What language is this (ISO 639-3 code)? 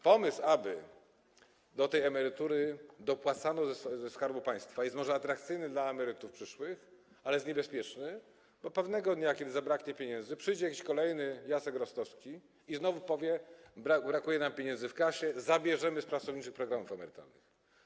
pol